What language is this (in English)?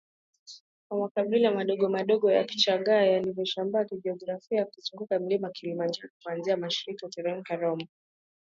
Swahili